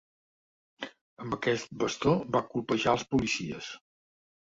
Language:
Catalan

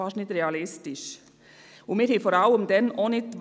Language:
Swiss German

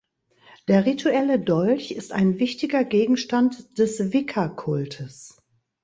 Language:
German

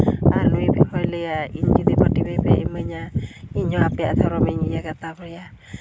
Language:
Santali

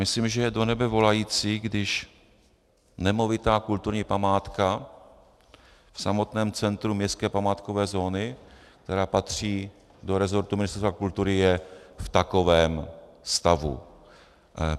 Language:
Czech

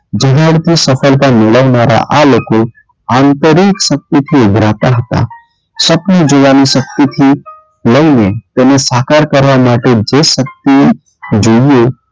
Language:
Gujarati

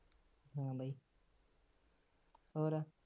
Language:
Punjabi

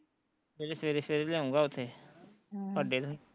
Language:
Punjabi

